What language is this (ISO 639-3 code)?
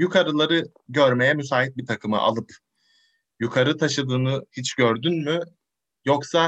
tur